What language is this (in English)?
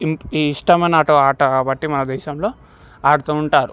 Telugu